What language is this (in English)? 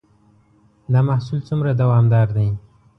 Pashto